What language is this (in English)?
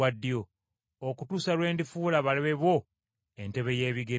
Ganda